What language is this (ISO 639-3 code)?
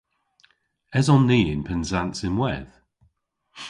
cor